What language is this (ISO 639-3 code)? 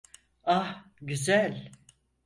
tur